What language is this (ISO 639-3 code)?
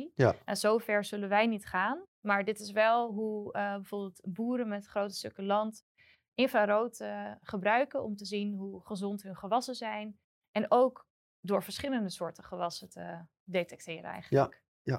nld